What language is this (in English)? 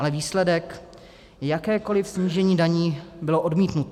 Czech